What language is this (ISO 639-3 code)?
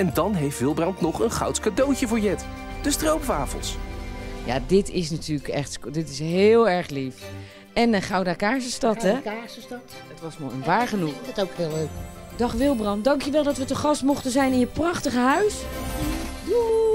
nld